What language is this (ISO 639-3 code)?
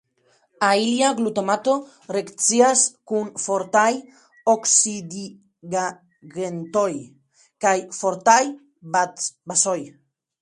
epo